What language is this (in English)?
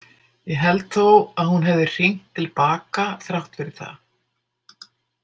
Icelandic